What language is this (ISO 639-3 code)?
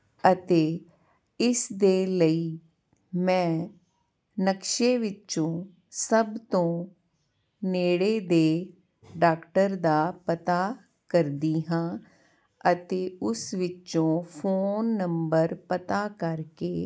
pan